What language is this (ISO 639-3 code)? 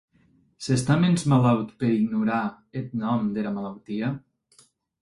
oci